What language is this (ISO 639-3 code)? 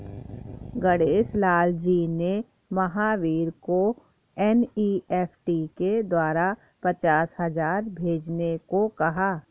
hin